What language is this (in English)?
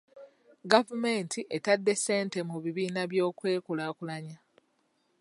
Ganda